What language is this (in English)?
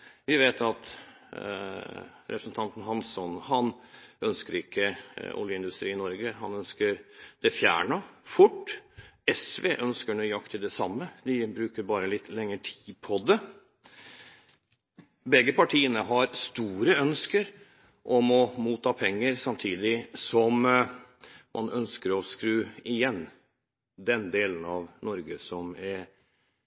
Norwegian Bokmål